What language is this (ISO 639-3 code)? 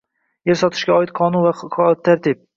uzb